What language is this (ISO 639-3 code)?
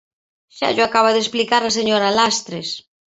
glg